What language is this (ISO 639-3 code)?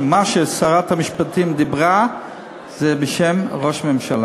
heb